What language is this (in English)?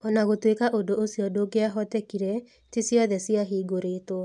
Kikuyu